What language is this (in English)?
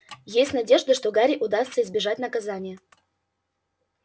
Russian